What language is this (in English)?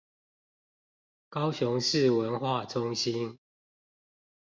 Chinese